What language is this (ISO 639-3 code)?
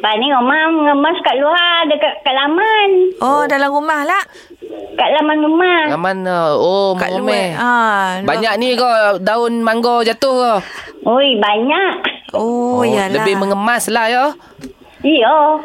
msa